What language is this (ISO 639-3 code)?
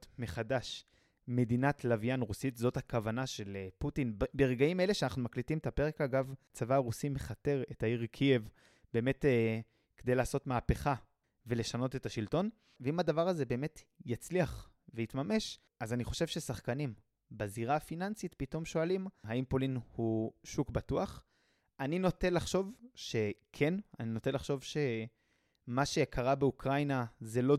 heb